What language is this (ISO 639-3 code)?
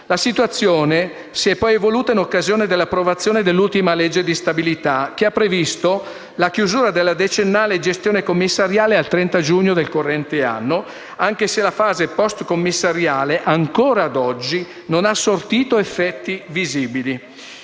ita